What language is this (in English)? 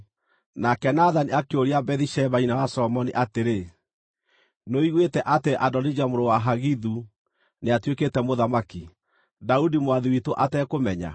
Kikuyu